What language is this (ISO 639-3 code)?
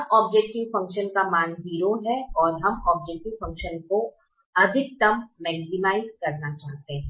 hin